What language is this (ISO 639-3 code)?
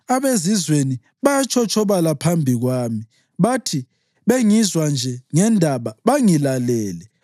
nde